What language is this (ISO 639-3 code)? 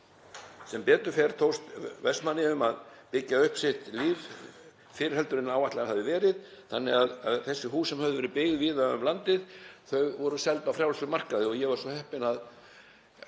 isl